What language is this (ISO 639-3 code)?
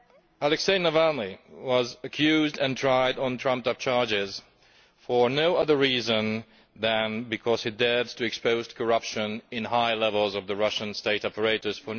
eng